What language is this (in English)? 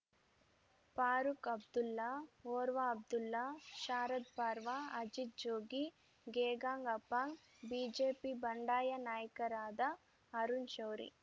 Kannada